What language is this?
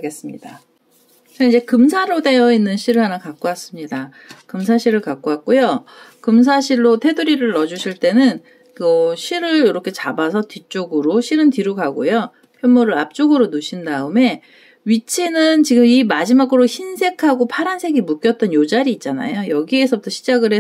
Korean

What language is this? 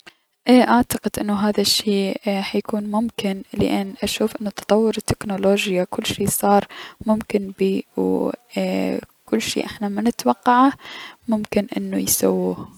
Mesopotamian Arabic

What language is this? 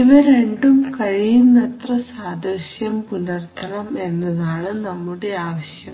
Malayalam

